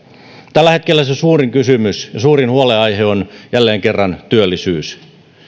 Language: Finnish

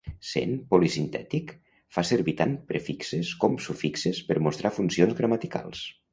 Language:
Catalan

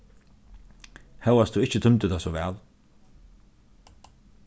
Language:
Faroese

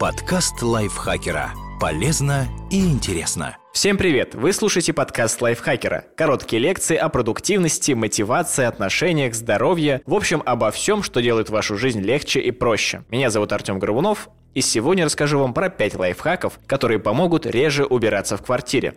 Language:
Russian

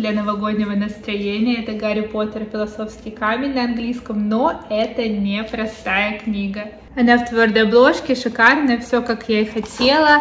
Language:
Russian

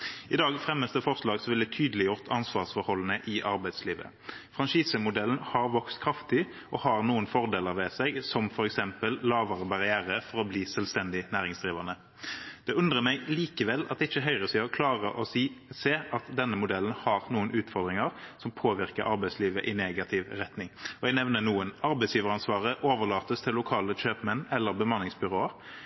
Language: Norwegian Bokmål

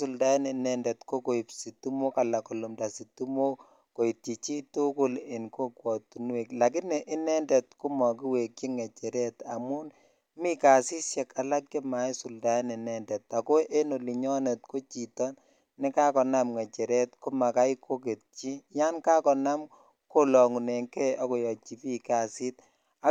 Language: Kalenjin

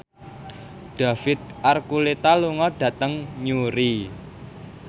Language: Javanese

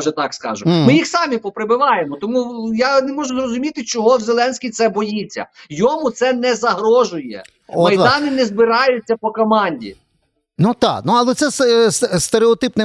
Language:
Ukrainian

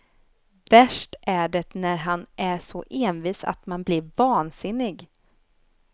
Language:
Swedish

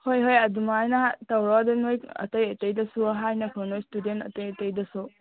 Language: Manipuri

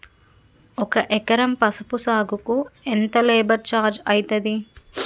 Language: Telugu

